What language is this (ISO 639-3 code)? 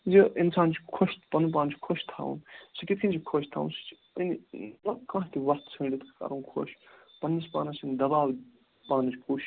kas